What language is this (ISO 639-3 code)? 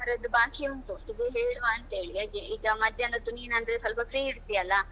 kan